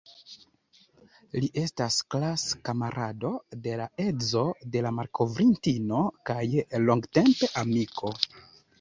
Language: Esperanto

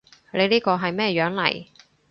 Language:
Cantonese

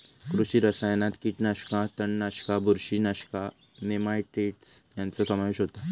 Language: Marathi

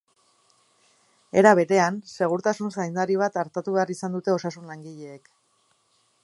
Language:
Basque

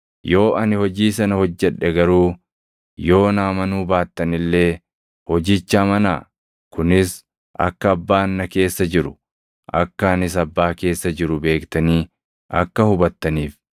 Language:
Oromo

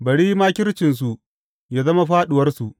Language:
Hausa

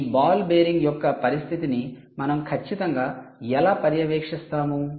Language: Telugu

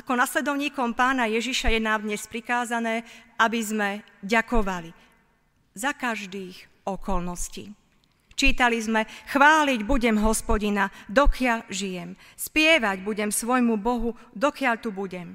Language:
Slovak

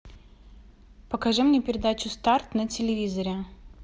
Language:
Russian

